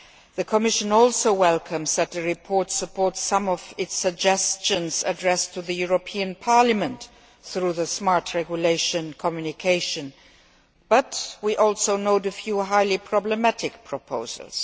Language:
English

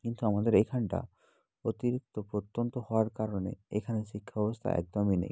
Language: Bangla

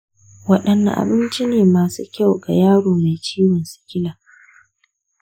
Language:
Hausa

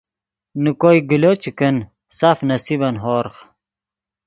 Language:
Yidgha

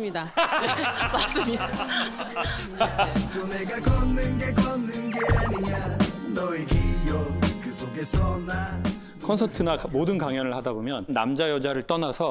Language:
Korean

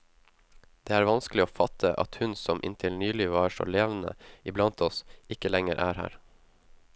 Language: Norwegian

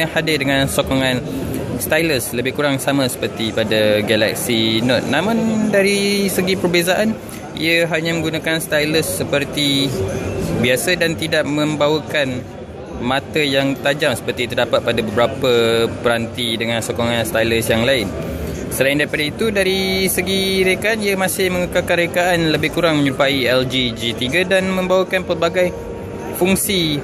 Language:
Malay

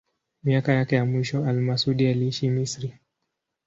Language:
Swahili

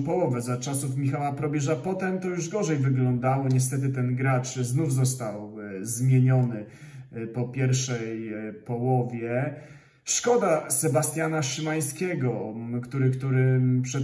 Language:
Polish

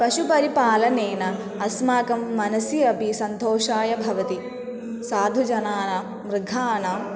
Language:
Sanskrit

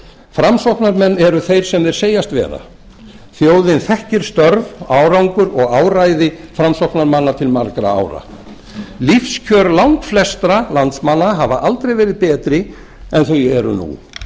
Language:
Icelandic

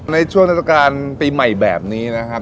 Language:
Thai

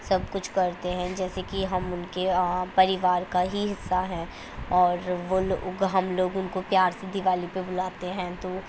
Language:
Urdu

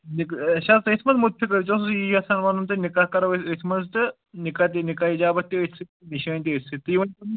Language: Kashmiri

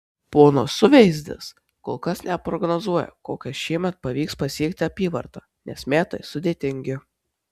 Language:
Lithuanian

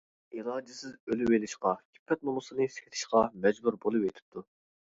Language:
Uyghur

